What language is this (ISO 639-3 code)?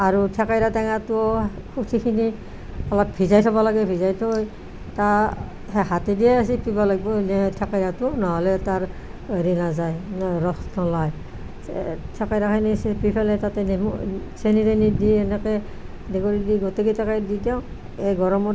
asm